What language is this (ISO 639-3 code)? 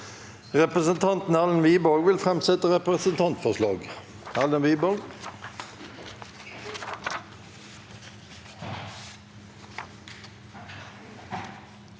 nor